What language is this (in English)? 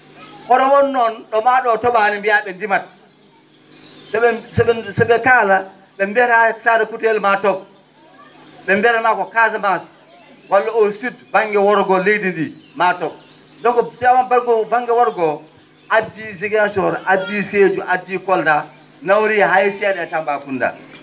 Fula